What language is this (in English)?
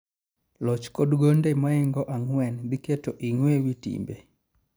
Luo (Kenya and Tanzania)